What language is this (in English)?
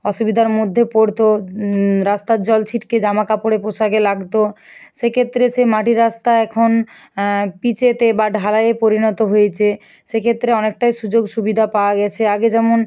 Bangla